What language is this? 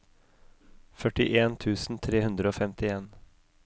Norwegian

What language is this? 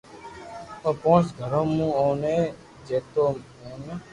Loarki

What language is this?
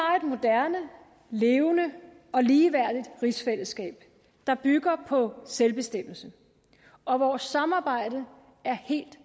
Danish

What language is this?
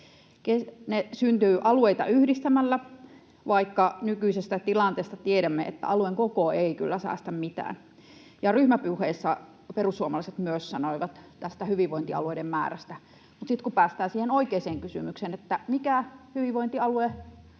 Finnish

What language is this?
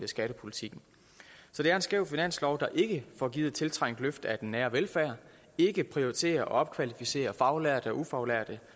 Danish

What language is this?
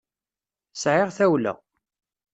Kabyle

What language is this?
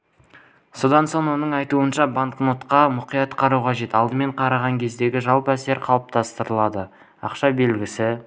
Kazakh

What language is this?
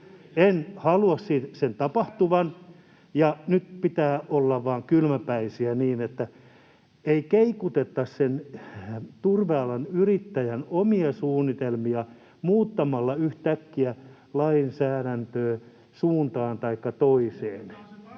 Finnish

